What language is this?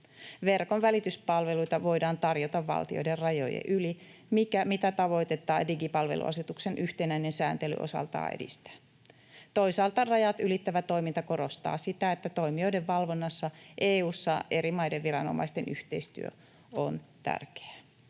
Finnish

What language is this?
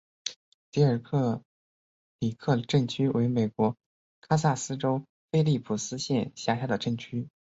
Chinese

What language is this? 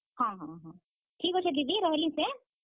Odia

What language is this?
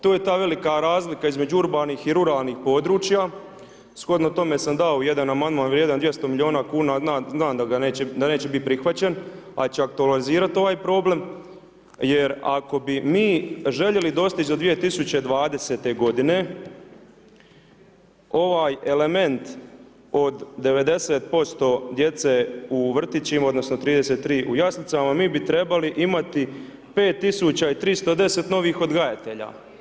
Croatian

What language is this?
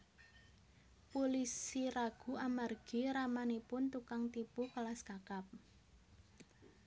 Javanese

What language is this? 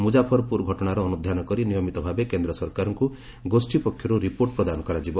Odia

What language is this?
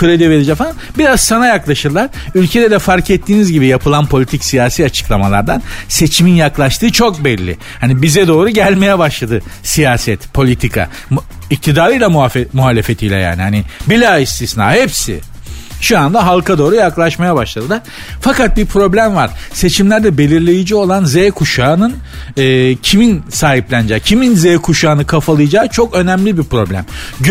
Turkish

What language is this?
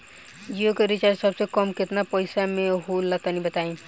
Bhojpuri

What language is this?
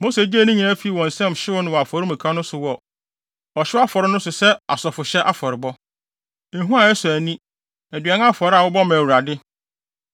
Akan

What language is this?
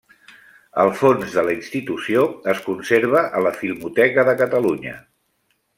Catalan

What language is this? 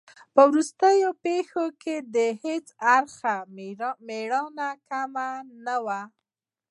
Pashto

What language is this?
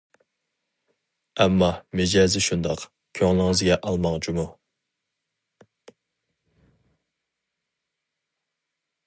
Uyghur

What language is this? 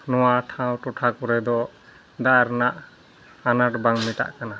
Santali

